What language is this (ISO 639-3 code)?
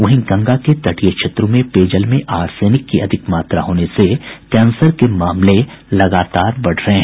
hin